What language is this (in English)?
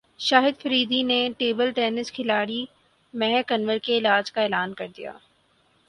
Urdu